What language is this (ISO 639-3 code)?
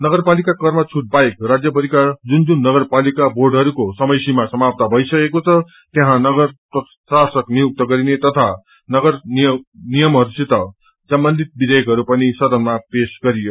nep